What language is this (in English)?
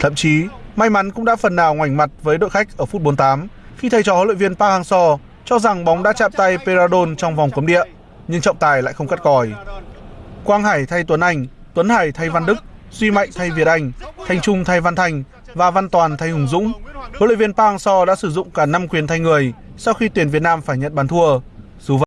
Vietnamese